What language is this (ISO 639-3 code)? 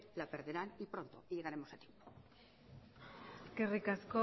spa